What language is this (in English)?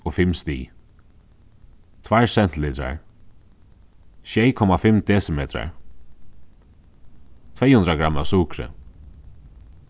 Faroese